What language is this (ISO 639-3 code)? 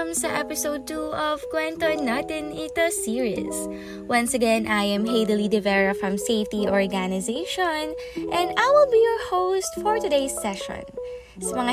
fil